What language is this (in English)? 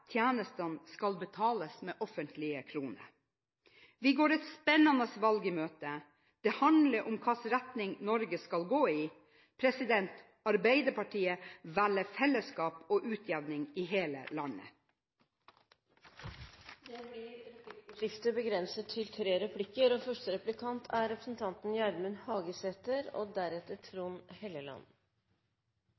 Norwegian